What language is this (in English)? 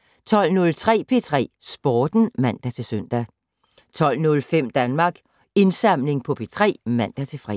Danish